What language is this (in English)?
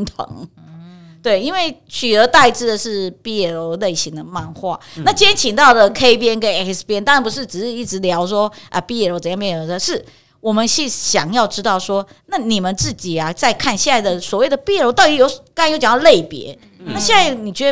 Chinese